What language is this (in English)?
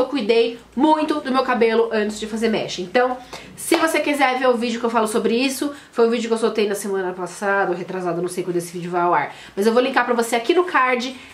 Portuguese